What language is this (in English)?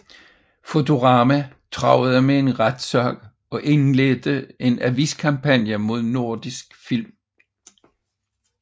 Danish